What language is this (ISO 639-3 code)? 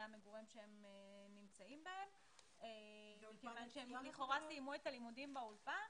heb